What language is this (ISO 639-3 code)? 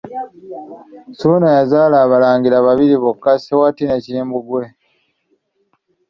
lug